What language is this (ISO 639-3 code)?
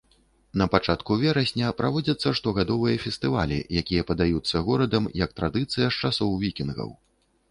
bel